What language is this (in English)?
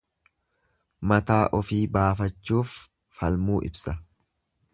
Oromo